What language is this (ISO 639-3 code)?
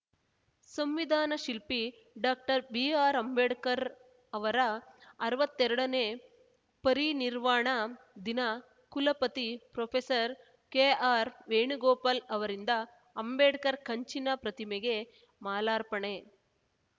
kan